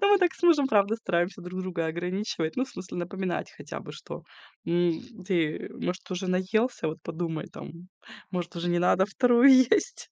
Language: Russian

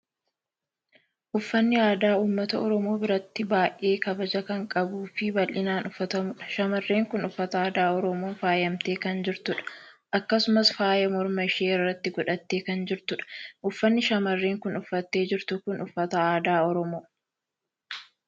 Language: Oromo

